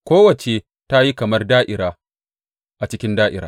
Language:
Hausa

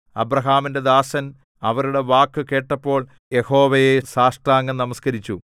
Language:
Malayalam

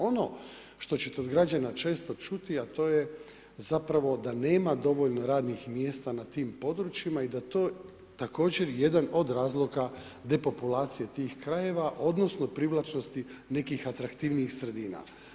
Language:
Croatian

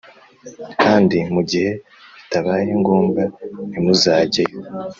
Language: Kinyarwanda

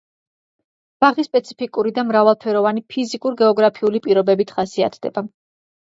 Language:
Georgian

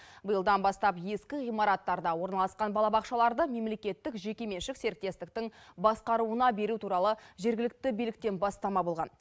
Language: Kazakh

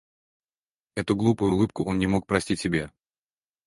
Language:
Russian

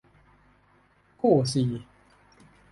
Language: Thai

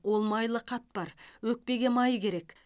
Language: Kazakh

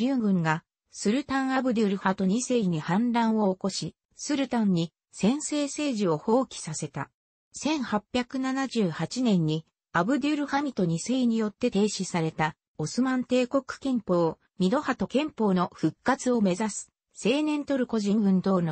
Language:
Japanese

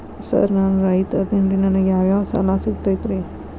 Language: Kannada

